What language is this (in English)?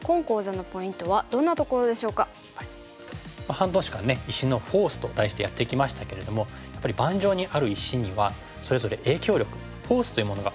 Japanese